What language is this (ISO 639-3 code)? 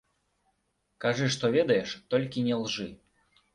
bel